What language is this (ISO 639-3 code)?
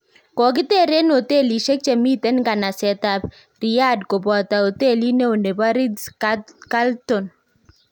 kln